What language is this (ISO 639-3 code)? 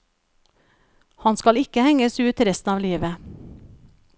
nor